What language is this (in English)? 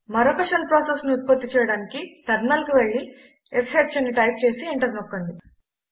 Telugu